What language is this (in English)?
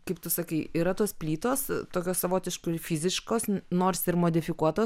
Lithuanian